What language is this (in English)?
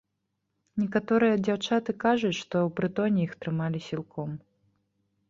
Belarusian